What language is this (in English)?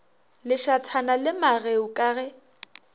Northern Sotho